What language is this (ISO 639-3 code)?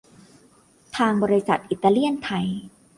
tha